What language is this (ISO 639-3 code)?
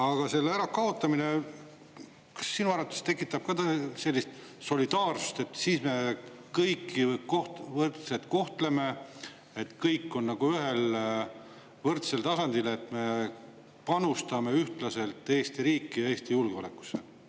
est